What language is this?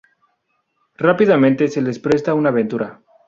Spanish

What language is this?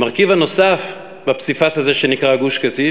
Hebrew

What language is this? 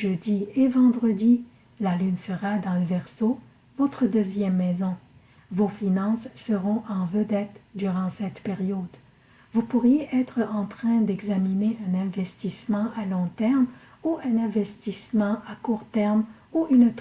French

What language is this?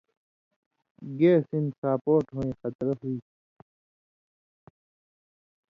Indus Kohistani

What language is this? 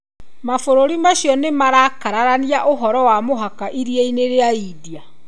Kikuyu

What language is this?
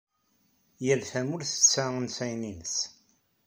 Kabyle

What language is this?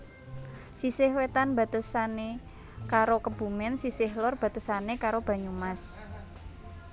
Javanese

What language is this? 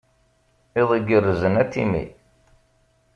Kabyle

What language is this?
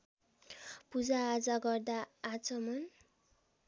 Nepali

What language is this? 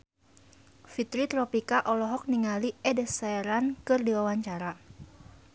Sundanese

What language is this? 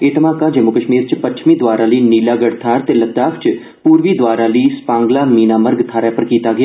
Dogri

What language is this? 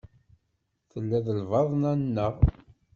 Kabyle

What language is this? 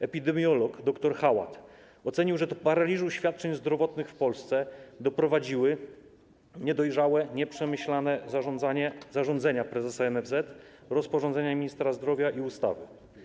Polish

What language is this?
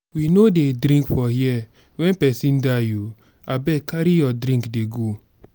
Nigerian Pidgin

